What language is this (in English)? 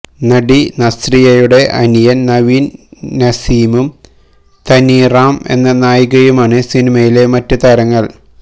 Malayalam